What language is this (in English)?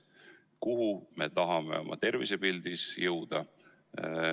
Estonian